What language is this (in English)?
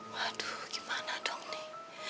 Indonesian